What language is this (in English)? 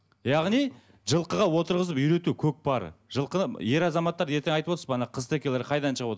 Kazakh